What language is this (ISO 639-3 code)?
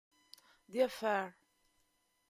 ita